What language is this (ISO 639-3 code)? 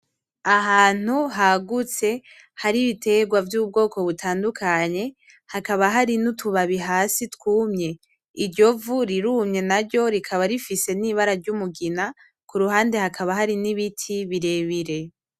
run